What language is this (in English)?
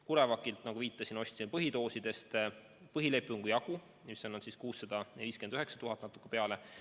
Estonian